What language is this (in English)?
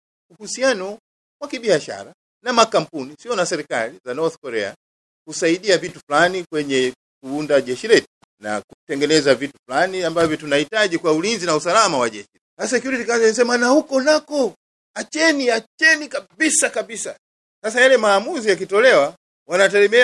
Swahili